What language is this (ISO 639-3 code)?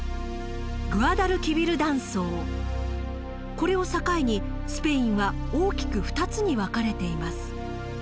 jpn